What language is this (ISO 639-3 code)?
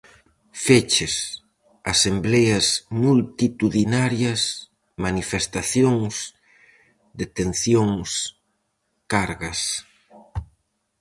glg